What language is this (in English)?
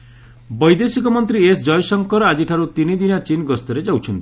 Odia